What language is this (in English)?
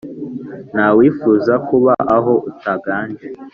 Kinyarwanda